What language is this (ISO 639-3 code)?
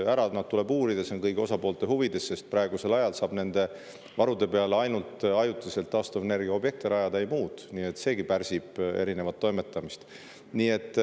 est